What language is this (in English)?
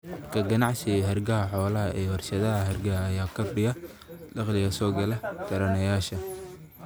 Somali